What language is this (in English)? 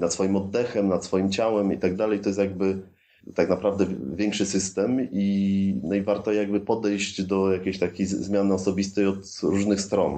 Polish